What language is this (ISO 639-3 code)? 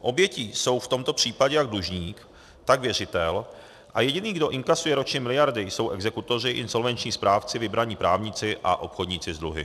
ces